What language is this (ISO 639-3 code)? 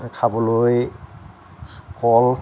asm